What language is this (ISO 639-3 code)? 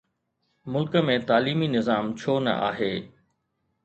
snd